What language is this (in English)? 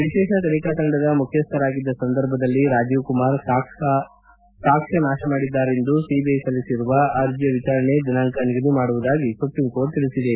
Kannada